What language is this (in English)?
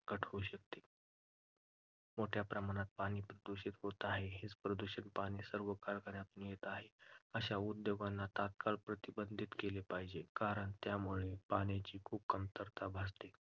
Marathi